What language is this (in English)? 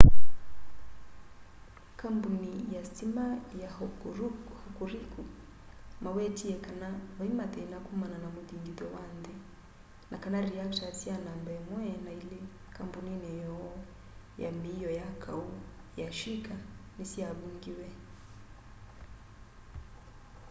Kamba